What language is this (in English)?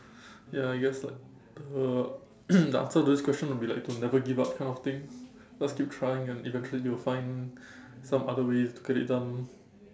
English